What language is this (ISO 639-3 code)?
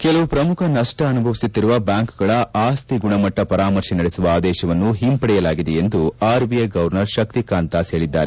kan